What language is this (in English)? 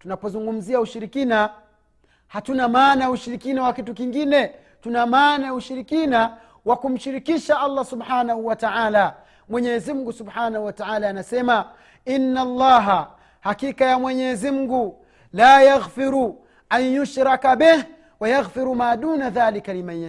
Swahili